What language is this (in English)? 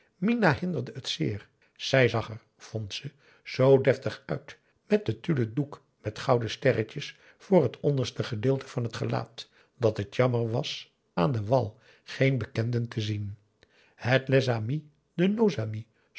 Dutch